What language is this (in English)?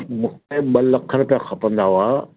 Sindhi